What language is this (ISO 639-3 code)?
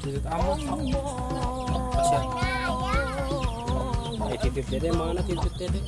ind